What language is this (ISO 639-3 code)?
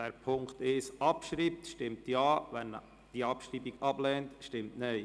gsw